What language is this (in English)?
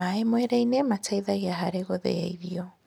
Kikuyu